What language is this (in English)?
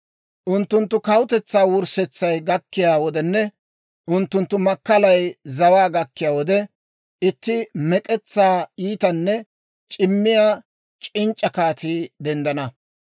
Dawro